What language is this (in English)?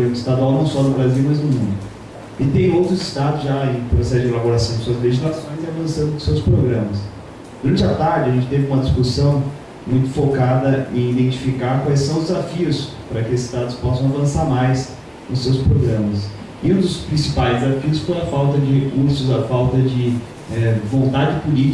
Portuguese